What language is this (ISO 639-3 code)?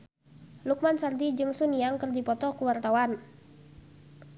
sun